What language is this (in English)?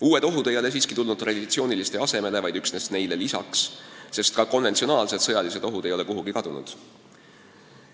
Estonian